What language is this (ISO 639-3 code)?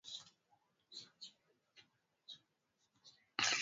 swa